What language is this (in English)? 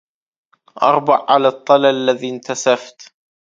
Arabic